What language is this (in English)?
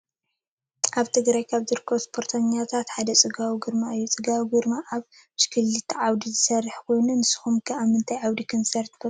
Tigrinya